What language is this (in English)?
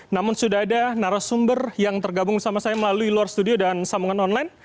Indonesian